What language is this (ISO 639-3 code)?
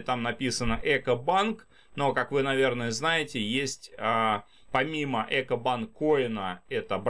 rus